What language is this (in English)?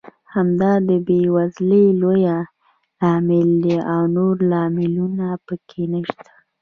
Pashto